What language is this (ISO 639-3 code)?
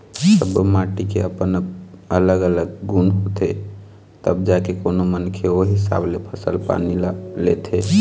hne